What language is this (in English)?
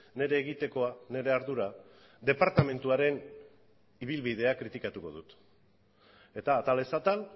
Basque